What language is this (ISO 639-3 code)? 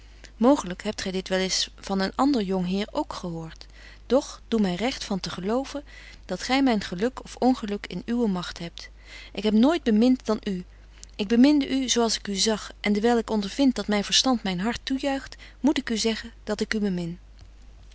nld